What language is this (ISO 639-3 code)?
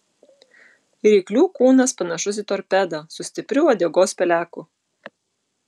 lit